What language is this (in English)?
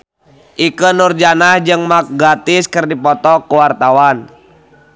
Sundanese